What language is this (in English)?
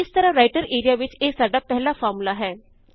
Punjabi